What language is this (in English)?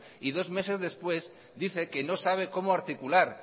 Spanish